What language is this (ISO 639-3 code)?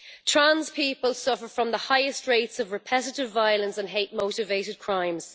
eng